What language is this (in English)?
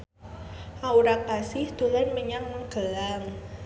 Javanese